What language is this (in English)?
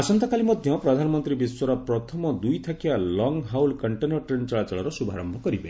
Odia